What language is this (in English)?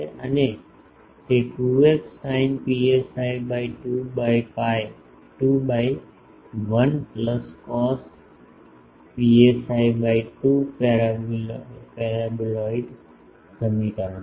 Gujarati